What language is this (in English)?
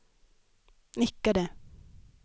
Swedish